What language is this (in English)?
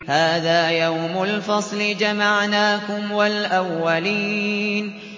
Arabic